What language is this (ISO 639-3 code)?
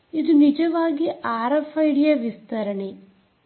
kan